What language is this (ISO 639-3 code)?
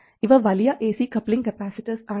mal